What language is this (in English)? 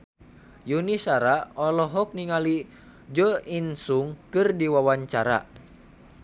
Sundanese